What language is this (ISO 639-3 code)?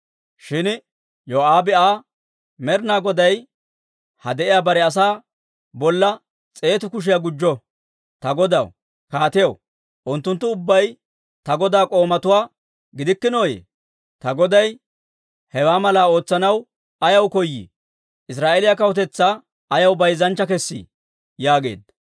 dwr